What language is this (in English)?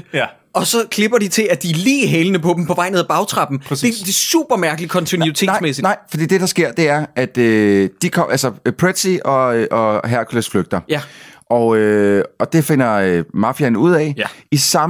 Danish